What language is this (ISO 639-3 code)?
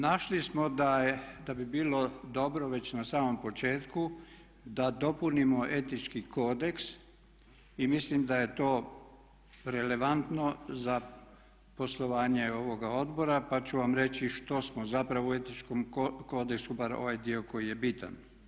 hrv